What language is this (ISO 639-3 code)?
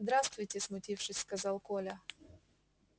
rus